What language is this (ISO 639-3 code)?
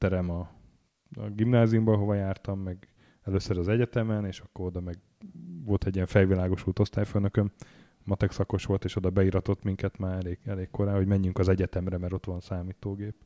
hun